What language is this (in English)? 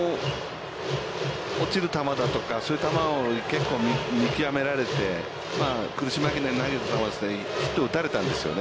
Japanese